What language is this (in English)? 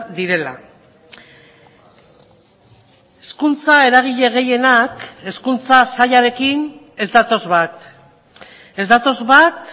Basque